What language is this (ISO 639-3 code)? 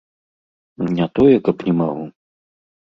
bel